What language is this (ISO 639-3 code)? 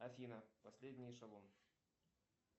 rus